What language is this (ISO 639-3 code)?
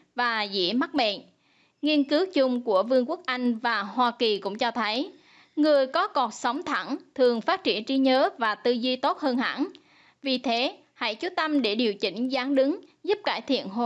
vie